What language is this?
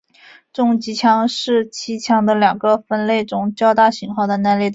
Chinese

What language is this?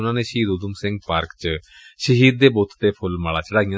Punjabi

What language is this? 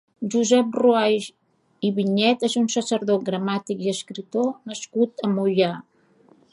Catalan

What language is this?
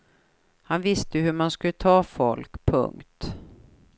Swedish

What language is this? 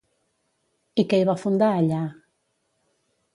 Catalan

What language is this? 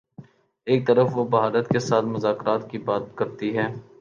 Urdu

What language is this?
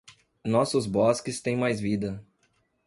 Portuguese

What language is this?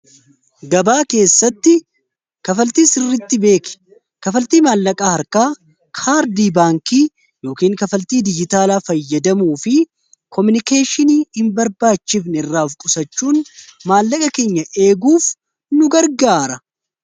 Oromo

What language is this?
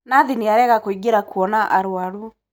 Kikuyu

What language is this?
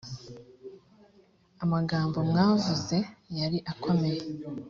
Kinyarwanda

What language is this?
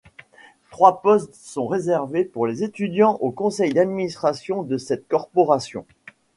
French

